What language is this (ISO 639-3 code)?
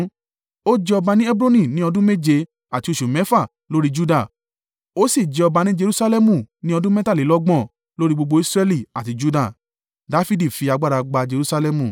yor